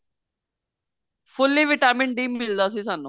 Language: Punjabi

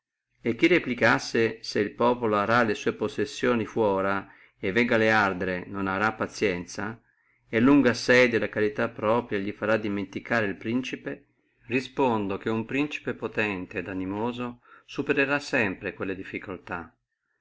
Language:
Italian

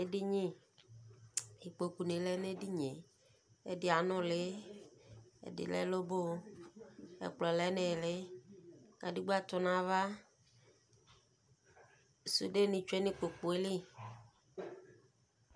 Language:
Ikposo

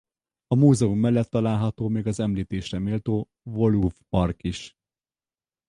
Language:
Hungarian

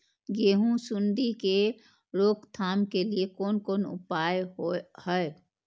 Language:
Maithili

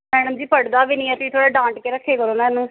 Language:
Punjabi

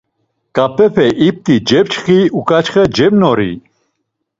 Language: Laz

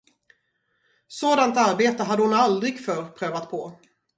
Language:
Swedish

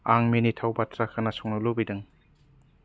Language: Bodo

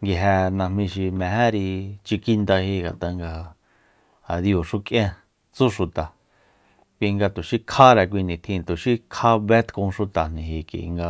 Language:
Soyaltepec Mazatec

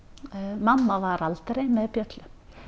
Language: Icelandic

